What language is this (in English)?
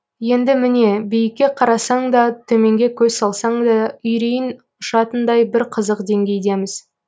Kazakh